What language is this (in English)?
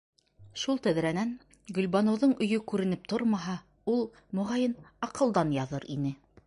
Bashkir